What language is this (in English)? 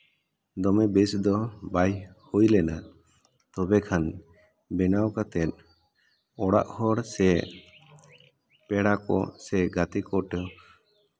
Santali